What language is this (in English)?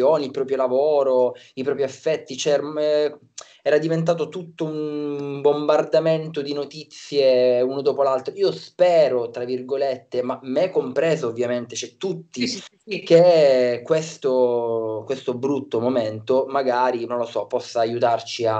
Italian